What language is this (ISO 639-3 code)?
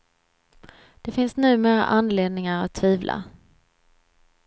swe